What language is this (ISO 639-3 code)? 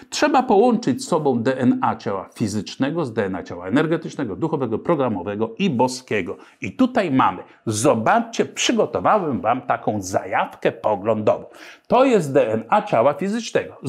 pol